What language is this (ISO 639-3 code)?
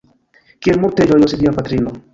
epo